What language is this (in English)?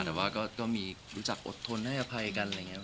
Thai